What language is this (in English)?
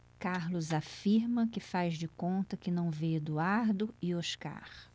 Portuguese